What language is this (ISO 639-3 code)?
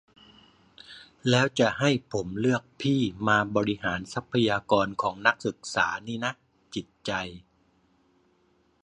tha